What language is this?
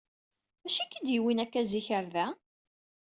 Kabyle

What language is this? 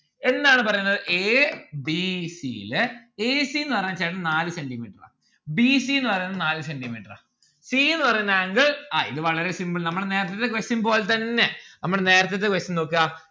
Malayalam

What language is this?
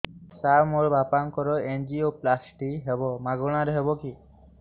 Odia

